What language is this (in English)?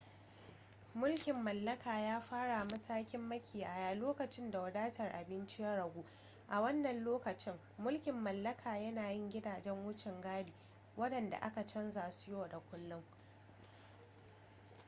Hausa